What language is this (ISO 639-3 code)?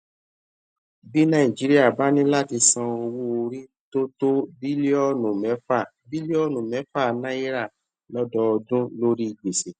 yor